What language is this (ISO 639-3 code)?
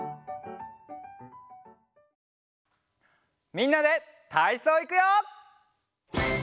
jpn